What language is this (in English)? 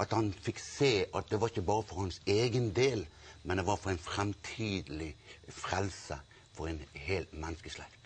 Norwegian